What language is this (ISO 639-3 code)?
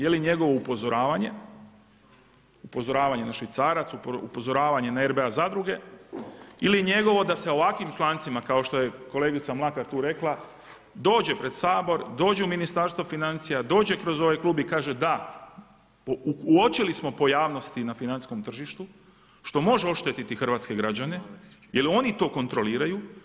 hrv